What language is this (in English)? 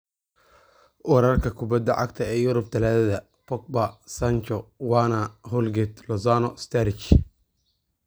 Somali